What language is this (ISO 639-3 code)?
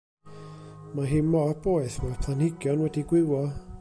cym